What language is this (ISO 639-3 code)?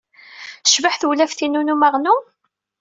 kab